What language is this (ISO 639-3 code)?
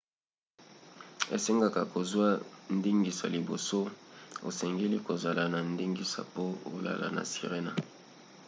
lin